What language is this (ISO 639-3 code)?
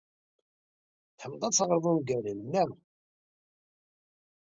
kab